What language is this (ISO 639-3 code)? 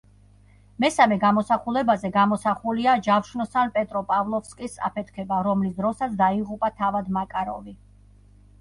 kat